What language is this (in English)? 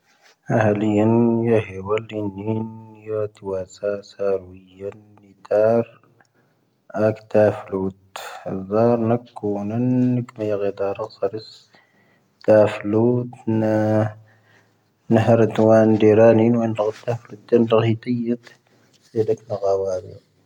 Tahaggart Tamahaq